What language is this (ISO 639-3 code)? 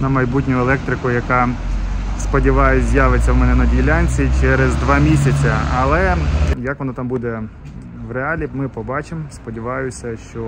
ukr